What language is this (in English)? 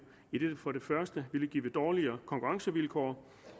Danish